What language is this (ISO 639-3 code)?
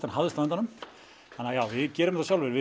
isl